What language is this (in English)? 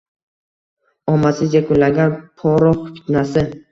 Uzbek